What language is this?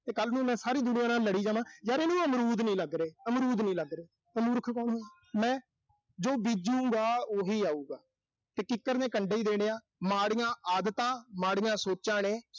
Punjabi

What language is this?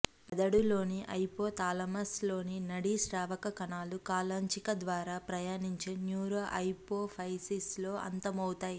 Telugu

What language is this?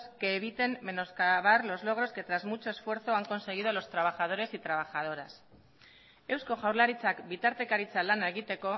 Spanish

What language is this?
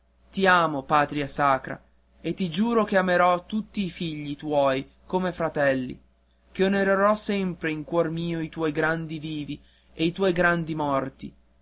Italian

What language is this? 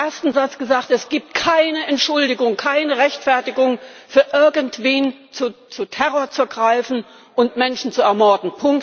German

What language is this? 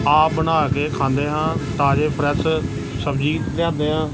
Punjabi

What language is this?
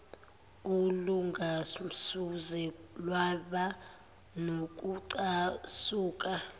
Zulu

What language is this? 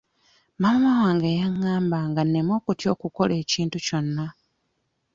Ganda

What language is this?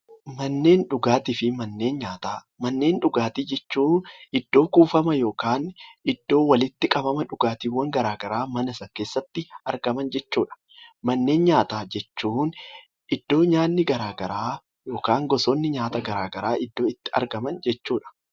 Oromo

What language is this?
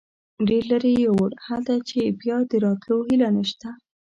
Pashto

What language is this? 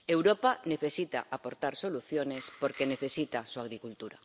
Spanish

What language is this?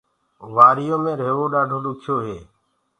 Gurgula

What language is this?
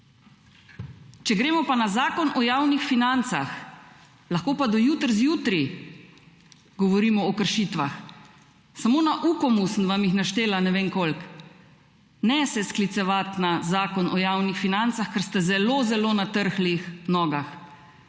Slovenian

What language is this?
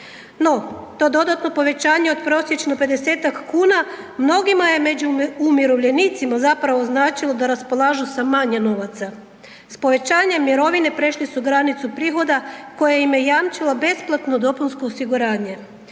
Croatian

